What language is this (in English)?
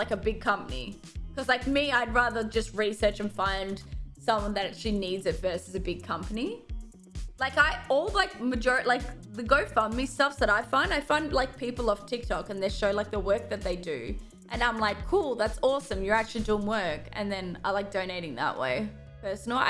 English